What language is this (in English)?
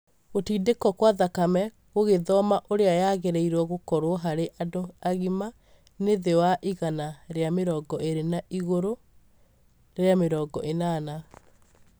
Kikuyu